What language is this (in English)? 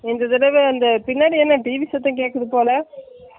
Tamil